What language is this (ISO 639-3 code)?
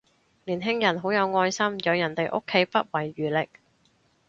yue